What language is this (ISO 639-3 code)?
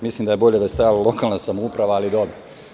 srp